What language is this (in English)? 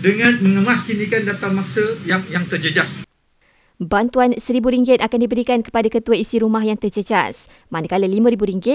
Malay